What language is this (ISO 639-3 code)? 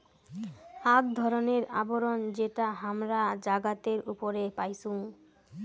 ben